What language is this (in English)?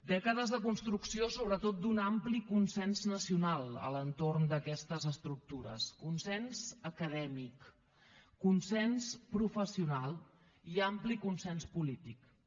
Catalan